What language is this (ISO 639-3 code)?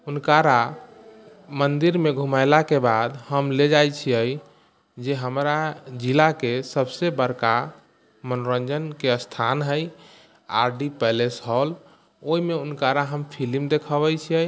mai